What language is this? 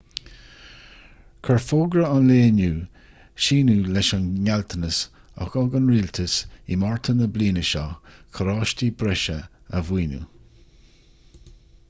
Irish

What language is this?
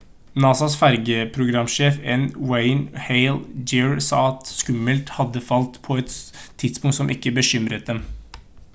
Norwegian Bokmål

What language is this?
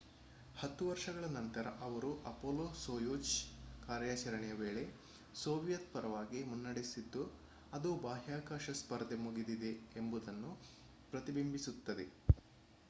Kannada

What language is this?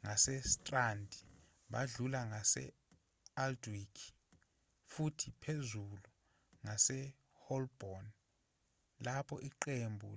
Zulu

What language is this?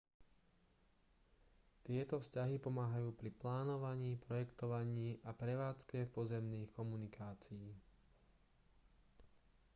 Slovak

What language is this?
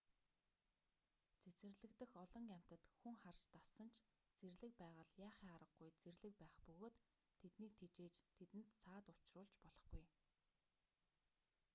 Mongolian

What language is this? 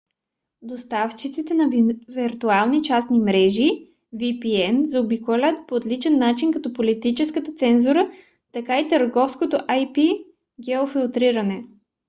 Bulgarian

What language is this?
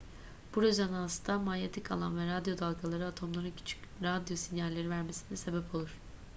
Turkish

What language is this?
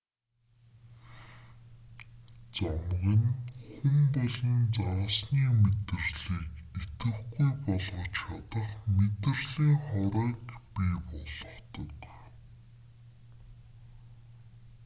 Mongolian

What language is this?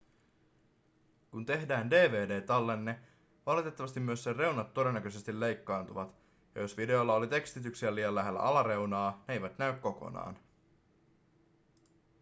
Finnish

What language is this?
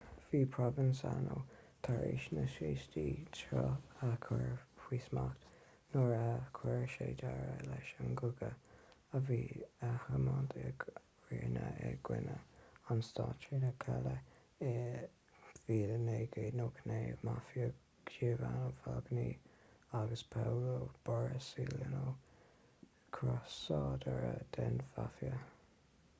Irish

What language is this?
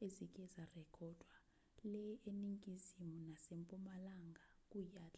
Zulu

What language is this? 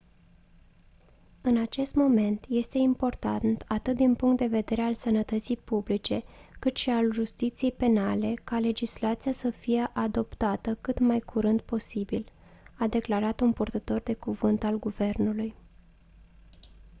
Romanian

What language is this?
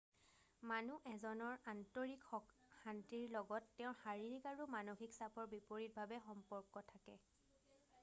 Assamese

